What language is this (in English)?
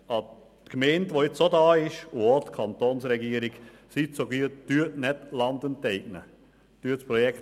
Swiss German